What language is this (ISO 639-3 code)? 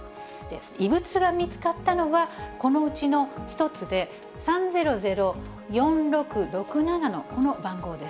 jpn